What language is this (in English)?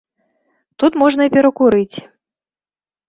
Belarusian